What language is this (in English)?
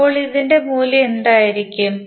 Malayalam